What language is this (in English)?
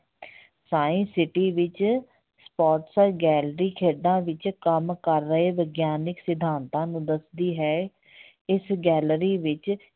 Punjabi